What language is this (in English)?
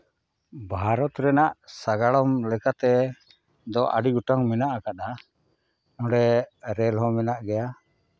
Santali